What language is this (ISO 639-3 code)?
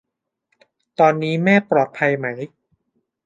tha